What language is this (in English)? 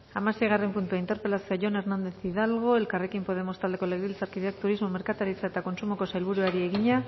Basque